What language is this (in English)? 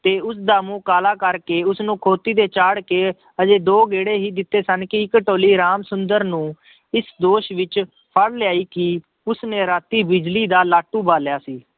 Punjabi